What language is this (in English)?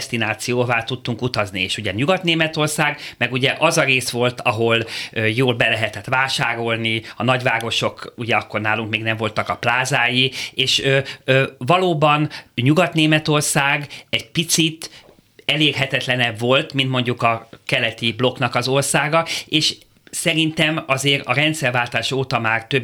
Hungarian